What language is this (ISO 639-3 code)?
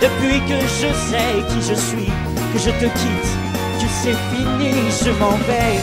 fra